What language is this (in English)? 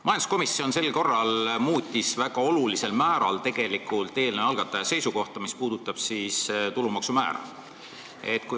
Estonian